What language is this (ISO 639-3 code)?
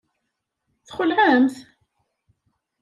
kab